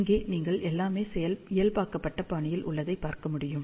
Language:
Tamil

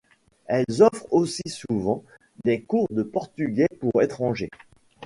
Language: French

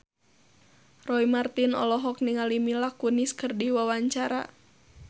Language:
Sundanese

